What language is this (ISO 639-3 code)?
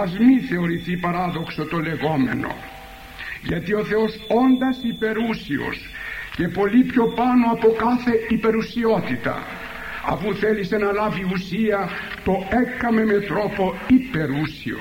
ell